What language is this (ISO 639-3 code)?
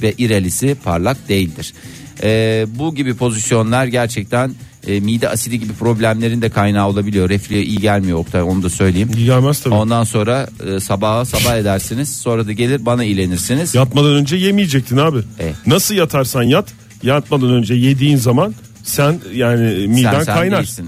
tur